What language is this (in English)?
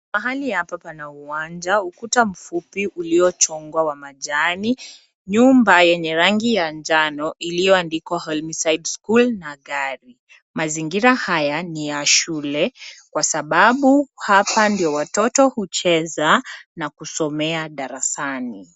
Swahili